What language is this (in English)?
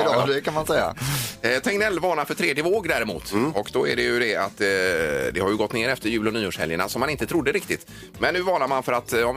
Swedish